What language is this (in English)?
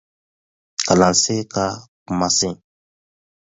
Dyula